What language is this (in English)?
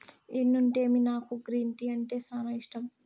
Telugu